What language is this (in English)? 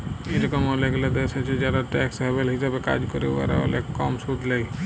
Bangla